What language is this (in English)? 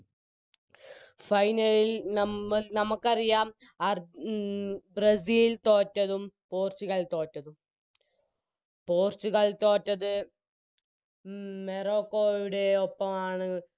Malayalam